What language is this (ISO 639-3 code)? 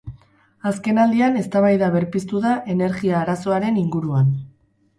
eus